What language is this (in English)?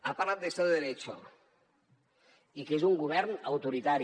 Catalan